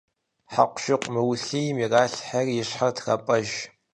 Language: Kabardian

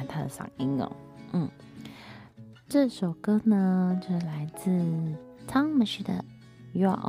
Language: Chinese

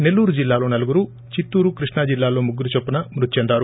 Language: Telugu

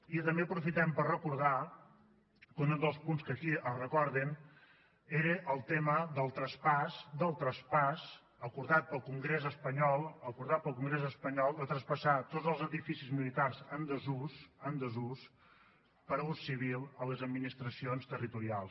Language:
Catalan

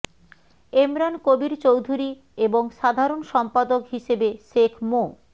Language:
Bangla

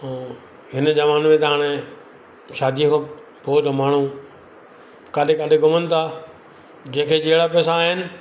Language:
Sindhi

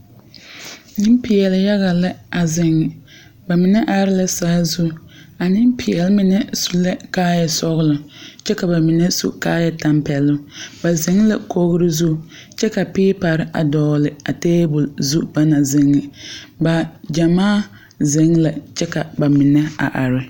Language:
Southern Dagaare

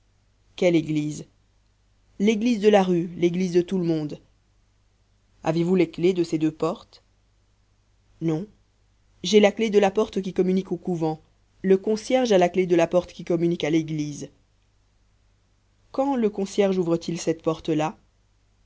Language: French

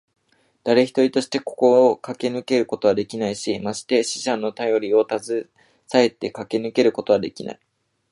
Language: Japanese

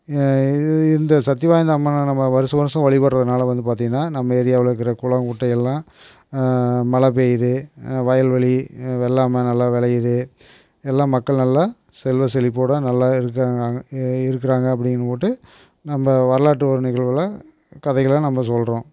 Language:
Tamil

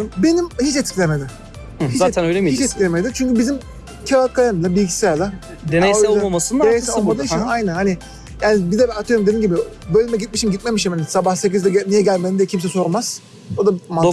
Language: Turkish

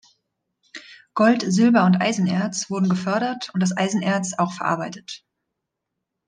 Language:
German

